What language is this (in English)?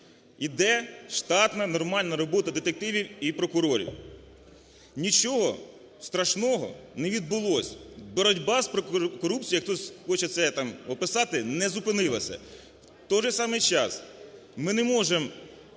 Ukrainian